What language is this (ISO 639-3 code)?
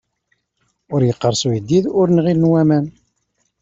kab